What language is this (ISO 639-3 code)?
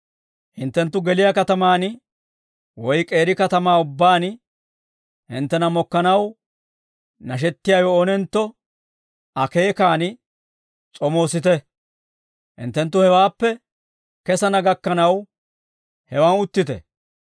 dwr